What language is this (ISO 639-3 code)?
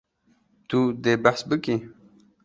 kur